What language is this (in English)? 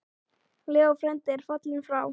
Icelandic